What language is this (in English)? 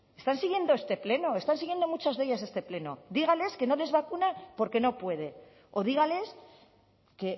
Spanish